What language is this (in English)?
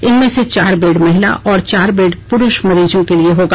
Hindi